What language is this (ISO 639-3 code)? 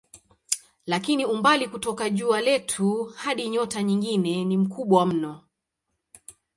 swa